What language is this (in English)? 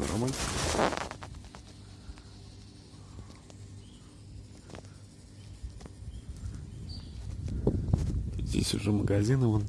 Russian